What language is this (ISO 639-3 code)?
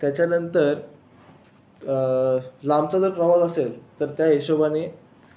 mar